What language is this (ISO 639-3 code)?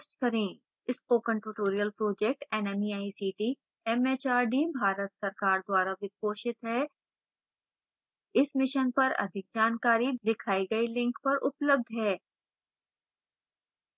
hin